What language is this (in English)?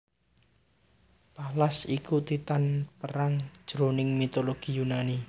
Javanese